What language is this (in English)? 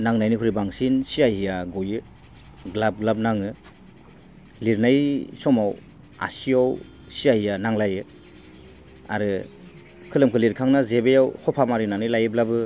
Bodo